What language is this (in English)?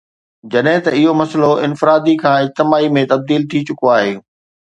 Sindhi